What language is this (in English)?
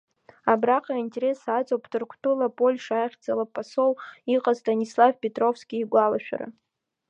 Abkhazian